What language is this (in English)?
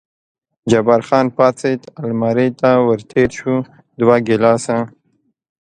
Pashto